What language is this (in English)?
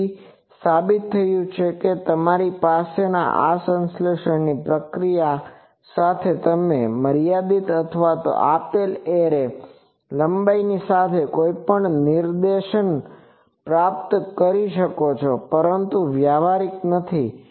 Gujarati